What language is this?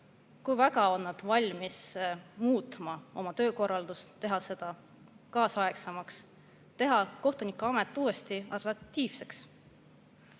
Estonian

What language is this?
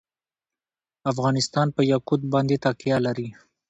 Pashto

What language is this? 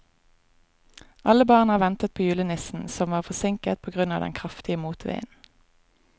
Norwegian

